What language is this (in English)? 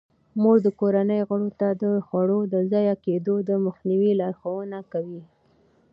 Pashto